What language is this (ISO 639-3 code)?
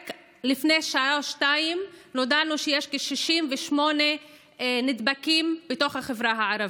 heb